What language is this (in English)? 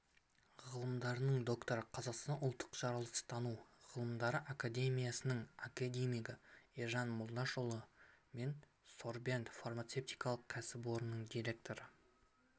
Kazakh